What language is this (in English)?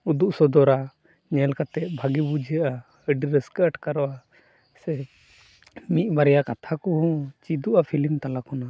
Santali